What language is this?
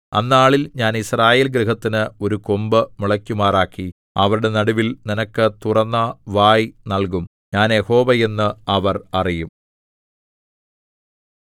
Malayalam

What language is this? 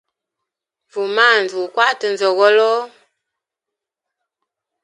Hemba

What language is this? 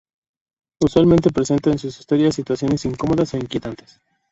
Spanish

